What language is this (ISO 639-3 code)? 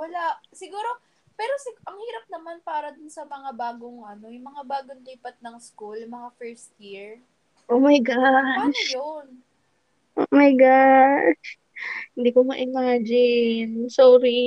fil